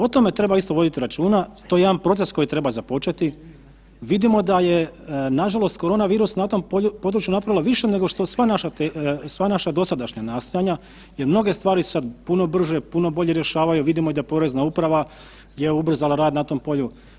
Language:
Croatian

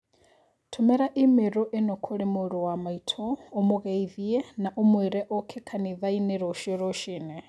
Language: Kikuyu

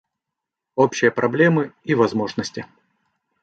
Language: Russian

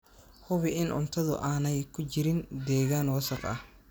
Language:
Somali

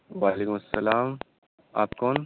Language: Urdu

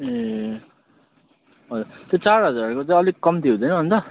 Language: Nepali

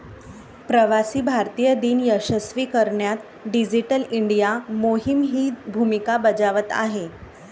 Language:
Marathi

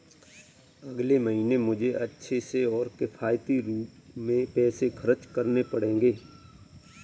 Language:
Hindi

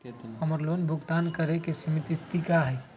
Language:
Magahi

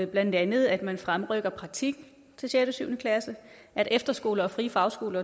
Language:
Danish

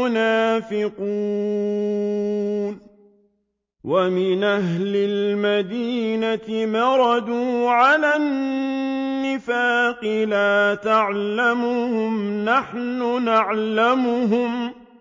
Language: Arabic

